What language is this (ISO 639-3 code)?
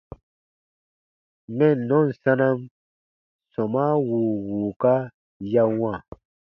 bba